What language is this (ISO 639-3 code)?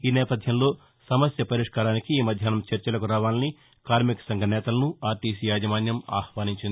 tel